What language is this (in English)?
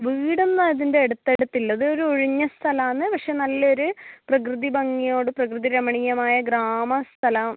Malayalam